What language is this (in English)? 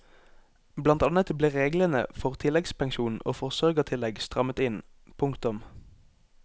Norwegian